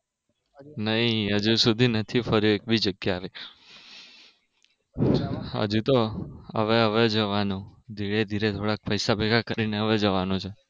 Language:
Gujarati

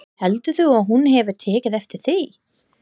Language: Icelandic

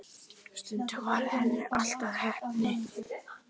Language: Icelandic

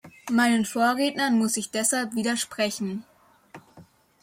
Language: German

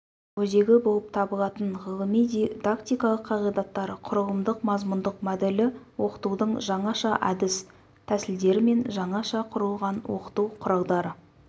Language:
Kazakh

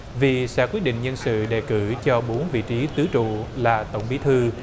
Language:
Vietnamese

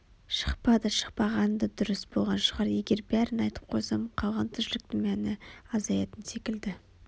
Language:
Kazakh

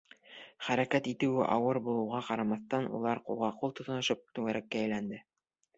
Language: Bashkir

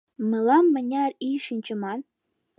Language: Mari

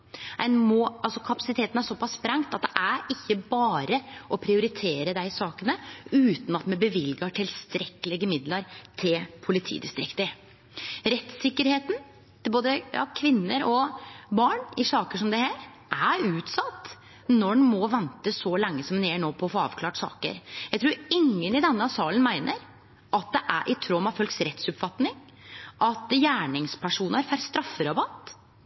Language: Norwegian Nynorsk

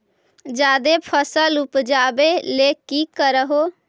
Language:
Magahi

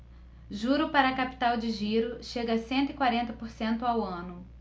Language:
Portuguese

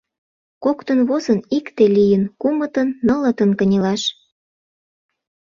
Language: Mari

